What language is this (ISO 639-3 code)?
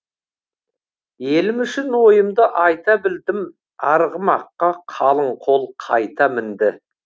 kaz